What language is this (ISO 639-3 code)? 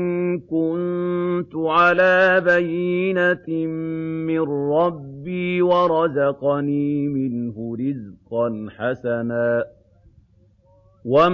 ara